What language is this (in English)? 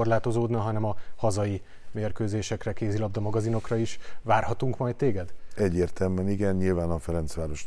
Hungarian